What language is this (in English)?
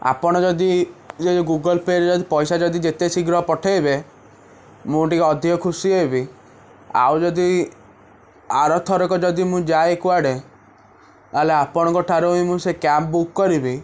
Odia